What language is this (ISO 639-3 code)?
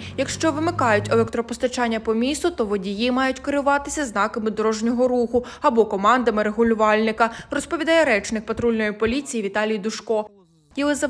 ukr